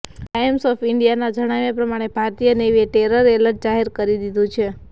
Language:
Gujarati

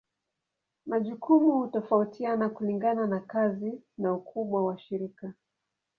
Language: Swahili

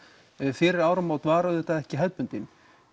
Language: Icelandic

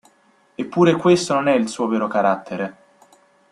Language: Italian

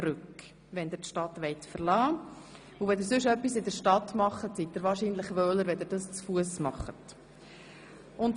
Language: Swiss German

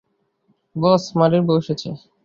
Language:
Bangla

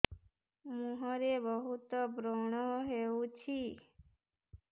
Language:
Odia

